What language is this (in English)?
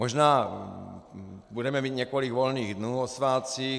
Czech